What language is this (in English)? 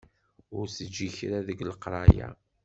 Kabyle